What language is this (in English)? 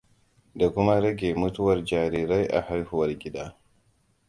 Hausa